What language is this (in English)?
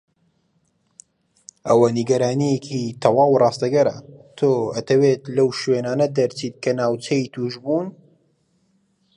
Central Kurdish